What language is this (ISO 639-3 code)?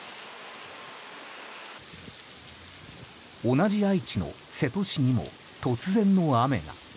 jpn